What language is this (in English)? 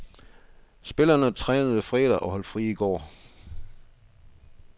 Danish